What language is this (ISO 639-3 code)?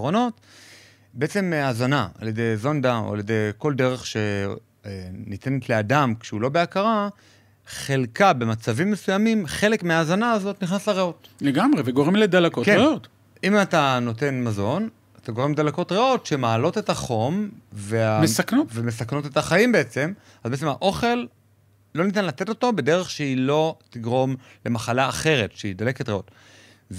heb